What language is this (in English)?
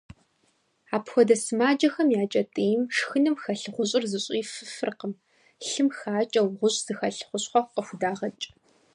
Kabardian